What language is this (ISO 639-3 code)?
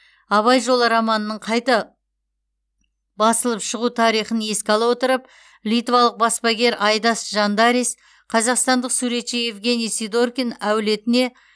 kaz